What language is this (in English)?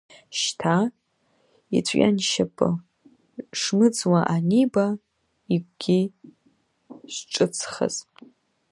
Abkhazian